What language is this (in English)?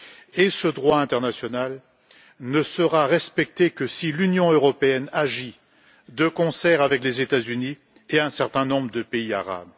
French